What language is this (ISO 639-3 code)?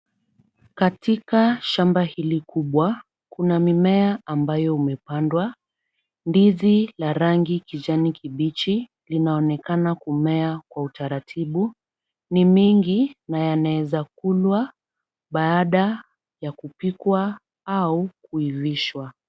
swa